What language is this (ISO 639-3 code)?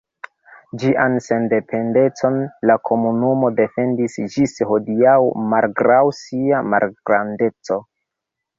epo